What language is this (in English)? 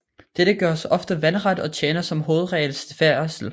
Danish